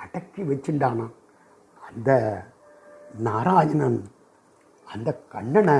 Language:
Sanskrit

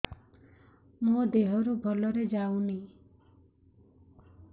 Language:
Odia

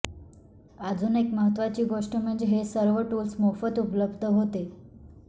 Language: Marathi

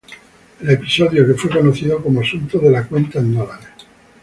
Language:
Spanish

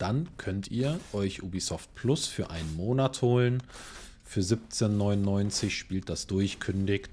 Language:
German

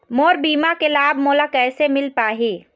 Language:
Chhattisgarhi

